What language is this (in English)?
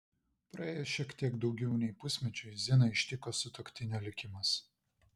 Lithuanian